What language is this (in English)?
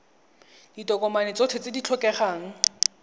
Tswana